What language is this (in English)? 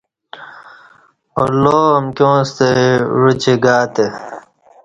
Kati